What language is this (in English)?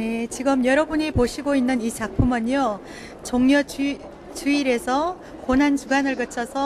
Korean